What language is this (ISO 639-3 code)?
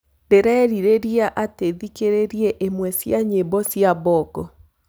kik